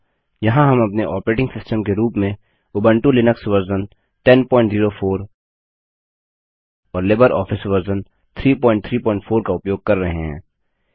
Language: Hindi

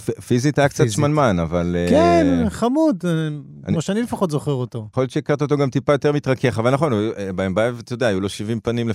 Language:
Hebrew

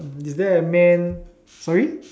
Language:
English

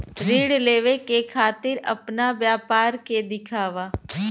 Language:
Bhojpuri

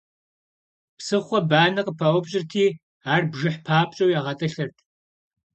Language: Kabardian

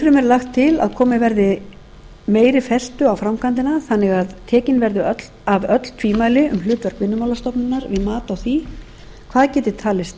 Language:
Icelandic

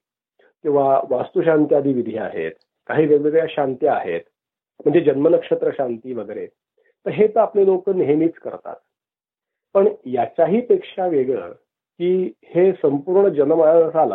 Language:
Marathi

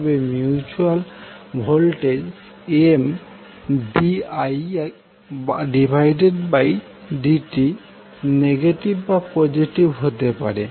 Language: Bangla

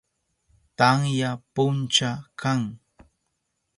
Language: Southern Pastaza Quechua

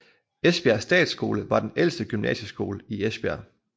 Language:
Danish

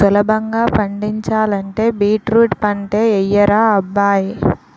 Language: Telugu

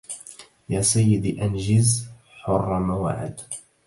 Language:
Arabic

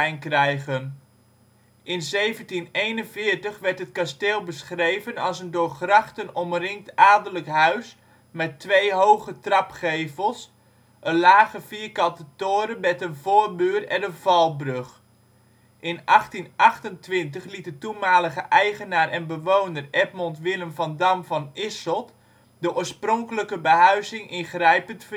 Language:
Dutch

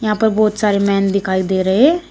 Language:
Hindi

